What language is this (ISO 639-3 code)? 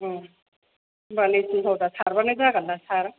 brx